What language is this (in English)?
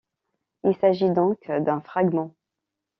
French